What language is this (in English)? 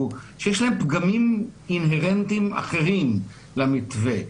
Hebrew